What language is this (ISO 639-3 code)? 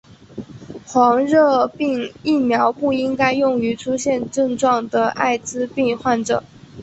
zho